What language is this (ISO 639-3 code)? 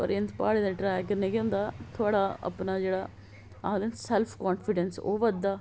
doi